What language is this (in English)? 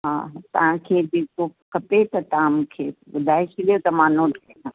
Sindhi